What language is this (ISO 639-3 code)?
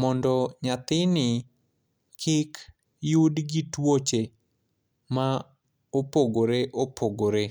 luo